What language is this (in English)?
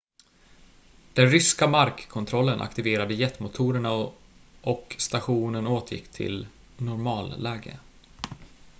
Swedish